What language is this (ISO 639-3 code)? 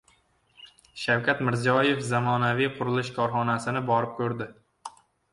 uzb